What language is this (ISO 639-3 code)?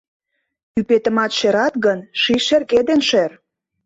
chm